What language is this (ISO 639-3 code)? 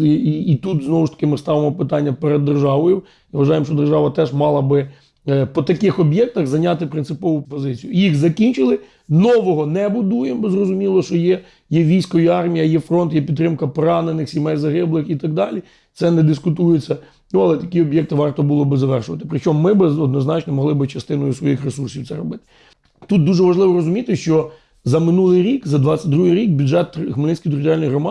ukr